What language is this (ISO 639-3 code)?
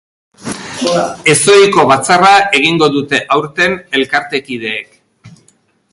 eus